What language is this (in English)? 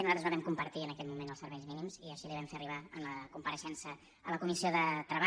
Catalan